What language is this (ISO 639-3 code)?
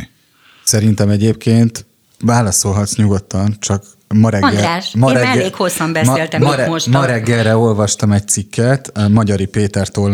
hun